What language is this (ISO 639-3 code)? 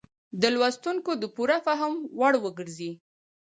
pus